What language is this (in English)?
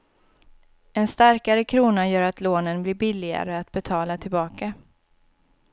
Swedish